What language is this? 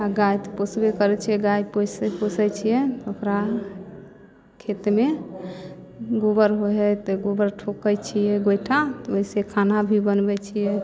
Maithili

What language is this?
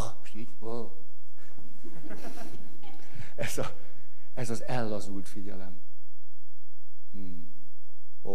Hungarian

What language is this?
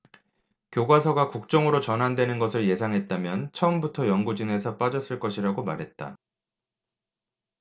Korean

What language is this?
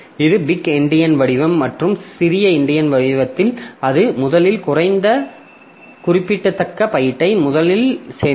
Tamil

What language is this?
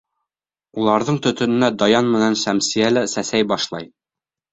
Bashkir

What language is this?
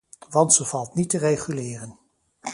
Dutch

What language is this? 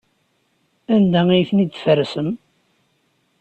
Kabyle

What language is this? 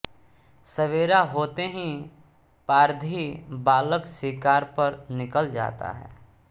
Hindi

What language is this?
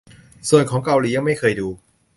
Thai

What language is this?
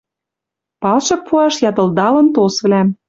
Western Mari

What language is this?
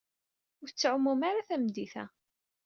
Kabyle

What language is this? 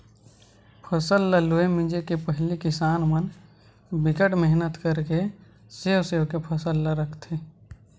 Chhattisgarhi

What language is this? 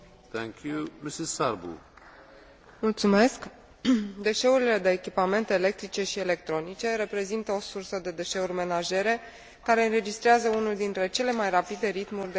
Romanian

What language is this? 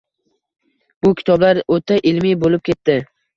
Uzbek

